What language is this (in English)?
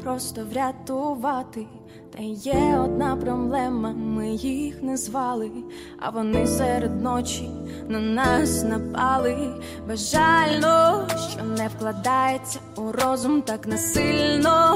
Ukrainian